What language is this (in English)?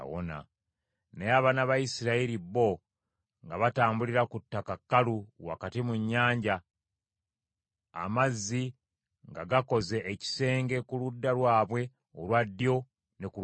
Ganda